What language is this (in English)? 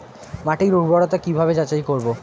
Bangla